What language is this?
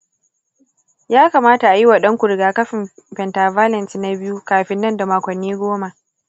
Hausa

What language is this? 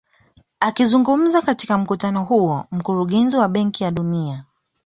Swahili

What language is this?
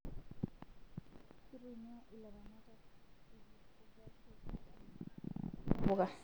Masai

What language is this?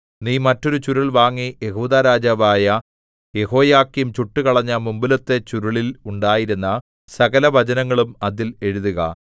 Malayalam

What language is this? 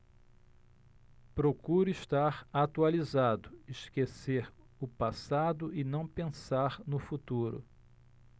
Portuguese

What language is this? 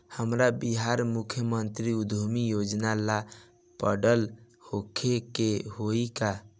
Bhojpuri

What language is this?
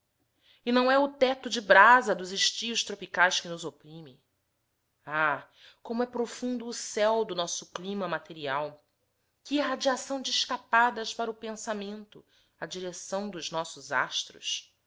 Portuguese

